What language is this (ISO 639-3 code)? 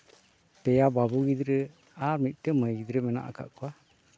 sat